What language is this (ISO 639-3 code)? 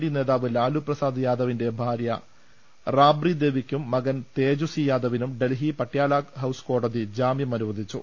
mal